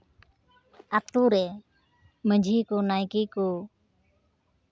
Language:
Santali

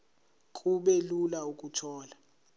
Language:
Zulu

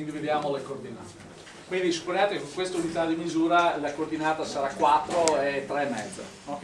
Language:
Italian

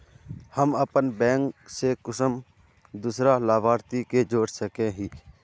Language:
Magahi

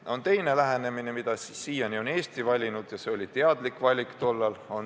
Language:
Estonian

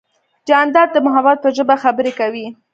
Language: Pashto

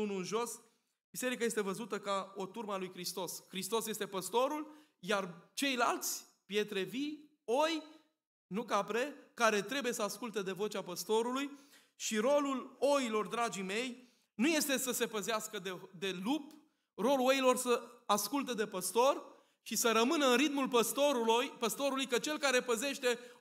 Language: Romanian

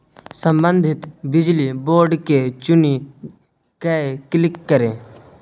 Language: Maithili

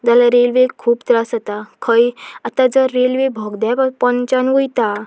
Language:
Konkani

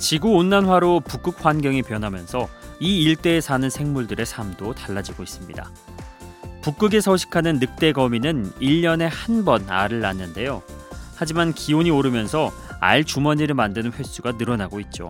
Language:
Korean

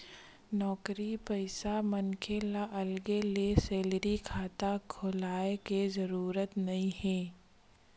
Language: Chhattisgarhi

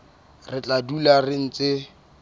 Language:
Southern Sotho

